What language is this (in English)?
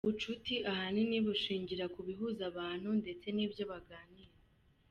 Kinyarwanda